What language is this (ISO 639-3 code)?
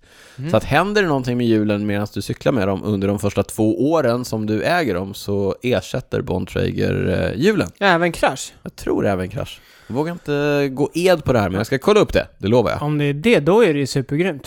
swe